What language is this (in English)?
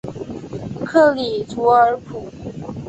Chinese